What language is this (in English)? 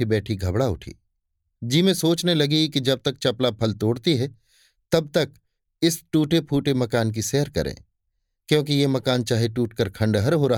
Hindi